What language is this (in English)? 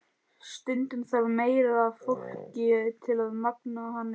Icelandic